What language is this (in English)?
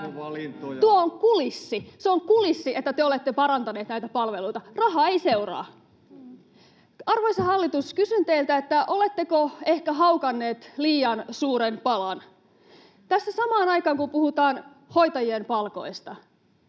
Finnish